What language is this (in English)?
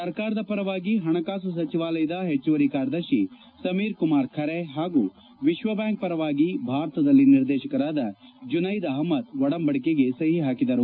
Kannada